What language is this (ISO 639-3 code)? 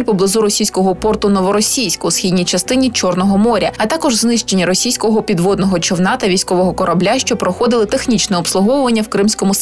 ukr